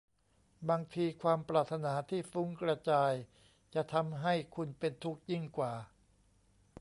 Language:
Thai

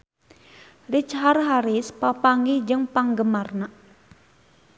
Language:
Sundanese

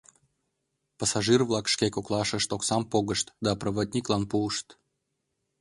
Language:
Mari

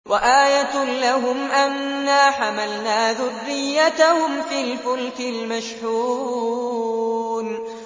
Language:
Arabic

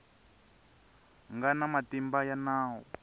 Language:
Tsonga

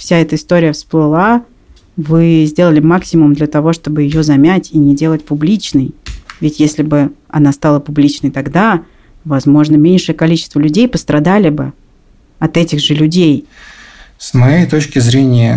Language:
Russian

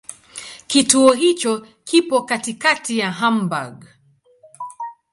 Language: Swahili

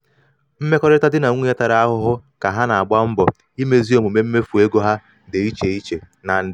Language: Igbo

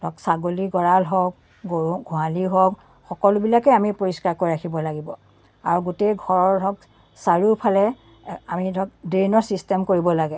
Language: Assamese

